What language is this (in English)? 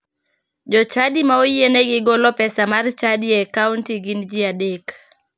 Luo (Kenya and Tanzania)